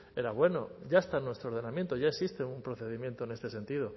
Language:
Spanish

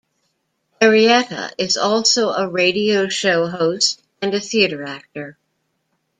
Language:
English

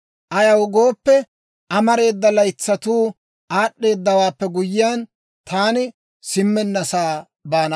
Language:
Dawro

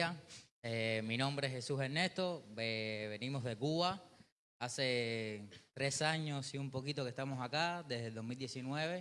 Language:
Spanish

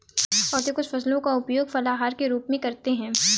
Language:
Hindi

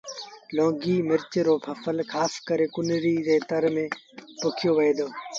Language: Sindhi Bhil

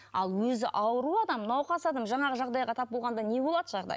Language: Kazakh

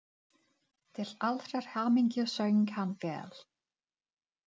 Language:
Icelandic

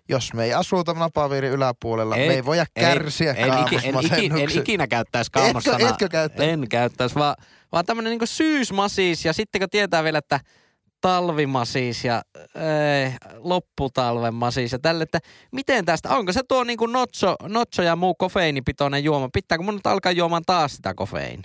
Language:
Finnish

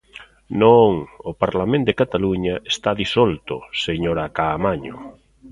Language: Galician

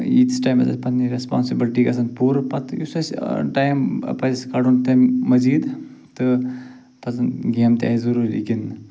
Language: Kashmiri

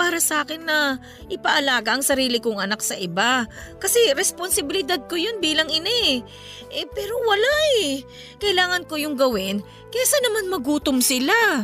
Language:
Filipino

